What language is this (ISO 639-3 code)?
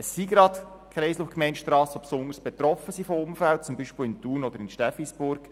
gsw